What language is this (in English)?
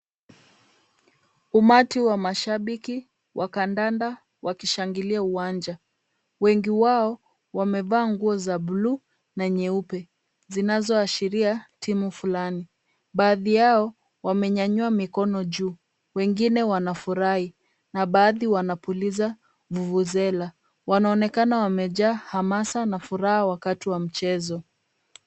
Swahili